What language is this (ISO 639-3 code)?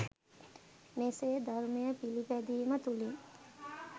sin